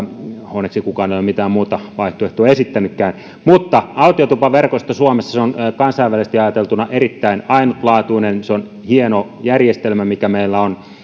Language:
Finnish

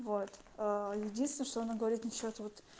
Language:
Russian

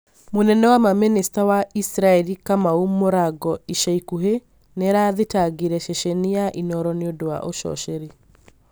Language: Kikuyu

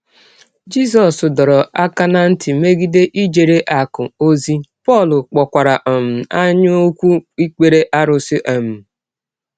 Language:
Igbo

